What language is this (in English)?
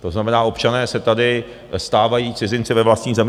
Czech